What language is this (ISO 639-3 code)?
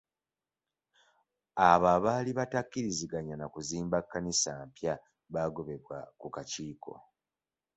lug